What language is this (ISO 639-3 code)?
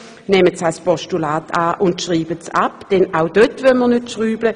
gsw